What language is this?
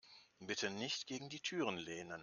German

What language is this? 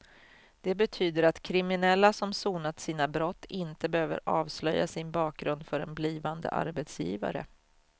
Swedish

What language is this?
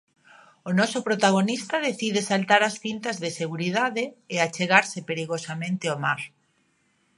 Galician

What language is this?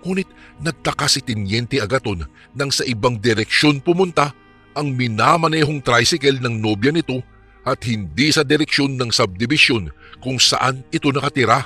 Filipino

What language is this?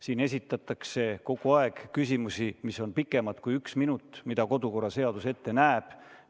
Estonian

